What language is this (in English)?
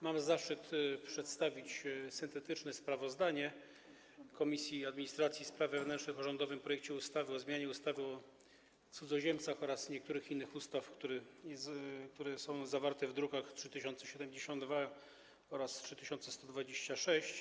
Polish